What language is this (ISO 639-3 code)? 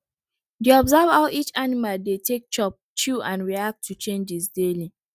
pcm